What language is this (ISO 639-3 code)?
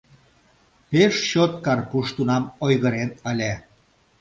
chm